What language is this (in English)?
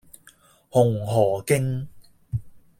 Cantonese